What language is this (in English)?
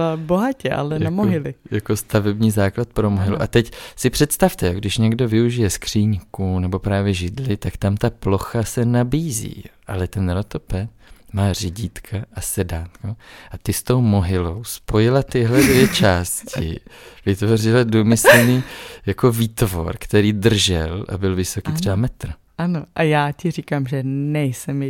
Czech